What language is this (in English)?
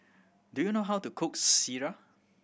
English